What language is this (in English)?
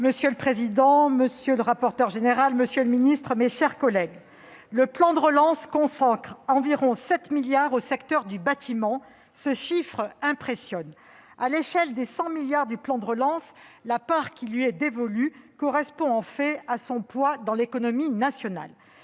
French